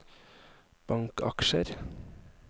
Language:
Norwegian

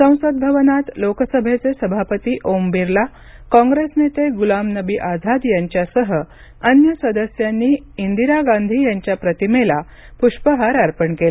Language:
Marathi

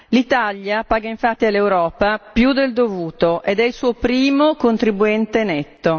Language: Italian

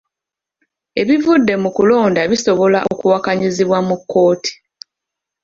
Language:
Ganda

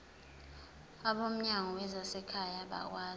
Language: Zulu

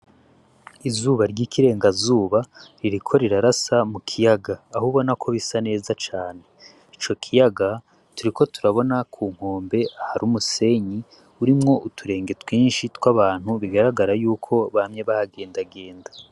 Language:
Rundi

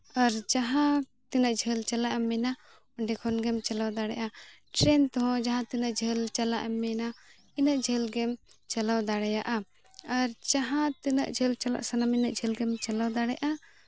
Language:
Santali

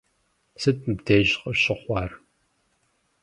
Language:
Kabardian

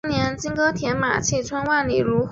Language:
Chinese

